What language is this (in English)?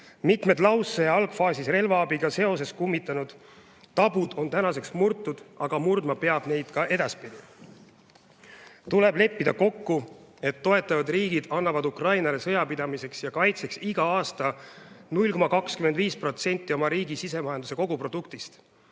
Estonian